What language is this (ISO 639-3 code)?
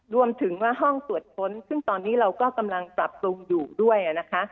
tha